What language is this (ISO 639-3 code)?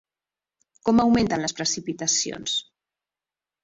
cat